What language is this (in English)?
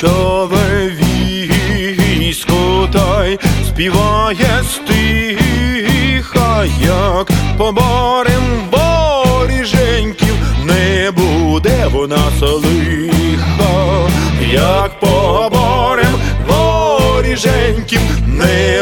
Ukrainian